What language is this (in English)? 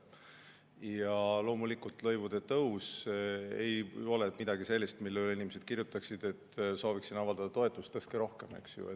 Estonian